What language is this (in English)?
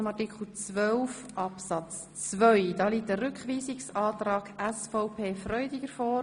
Swiss German